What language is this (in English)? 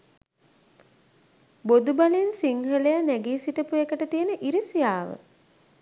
Sinhala